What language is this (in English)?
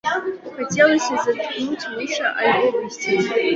Belarusian